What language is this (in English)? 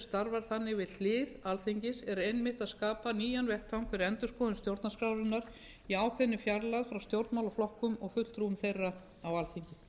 Icelandic